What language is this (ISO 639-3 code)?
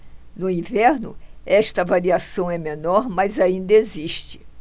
por